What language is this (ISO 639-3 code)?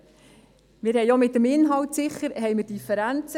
gsw